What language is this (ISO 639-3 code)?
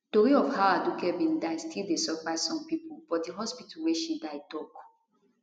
pcm